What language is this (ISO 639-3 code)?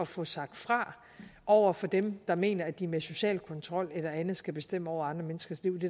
dan